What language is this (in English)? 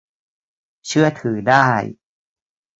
Thai